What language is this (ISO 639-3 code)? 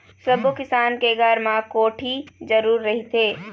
hne